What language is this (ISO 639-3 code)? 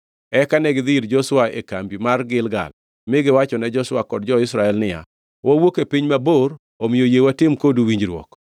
luo